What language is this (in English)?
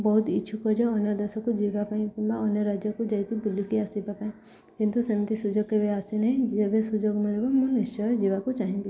Odia